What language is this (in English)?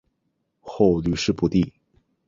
Chinese